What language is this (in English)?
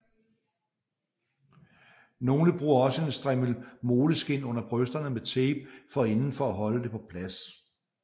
Danish